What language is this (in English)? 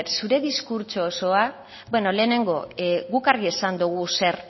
Basque